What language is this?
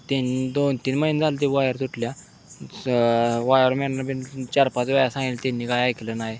Marathi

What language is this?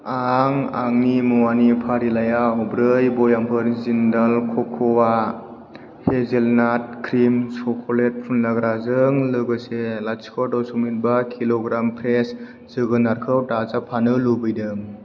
Bodo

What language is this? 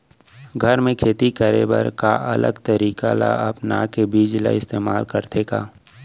Chhattisgarhi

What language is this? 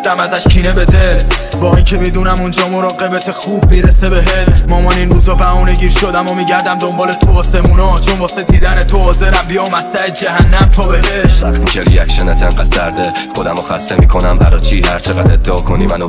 Persian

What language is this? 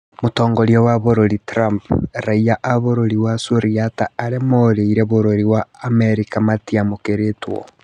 Kikuyu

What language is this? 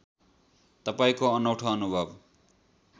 Nepali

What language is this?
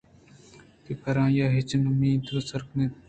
Eastern Balochi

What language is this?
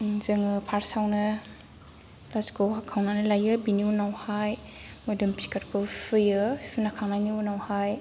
Bodo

